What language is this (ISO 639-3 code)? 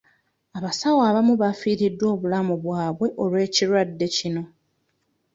lug